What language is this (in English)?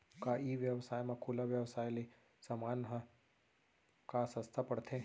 Chhattisgarhi